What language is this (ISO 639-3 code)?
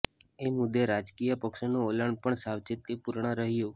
guj